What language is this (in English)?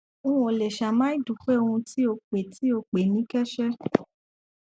Yoruba